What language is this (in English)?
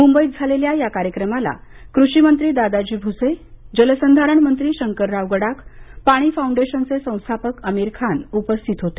Marathi